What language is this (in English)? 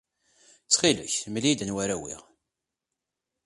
Kabyle